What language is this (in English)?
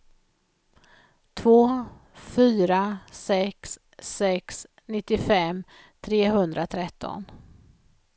Swedish